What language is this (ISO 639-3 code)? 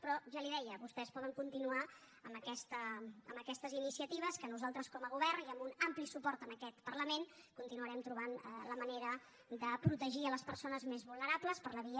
cat